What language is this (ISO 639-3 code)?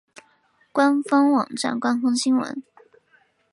zho